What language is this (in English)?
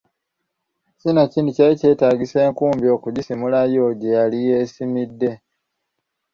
Ganda